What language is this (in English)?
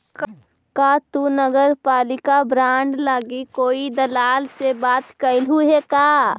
Magahi